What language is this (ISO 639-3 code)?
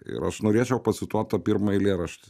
lit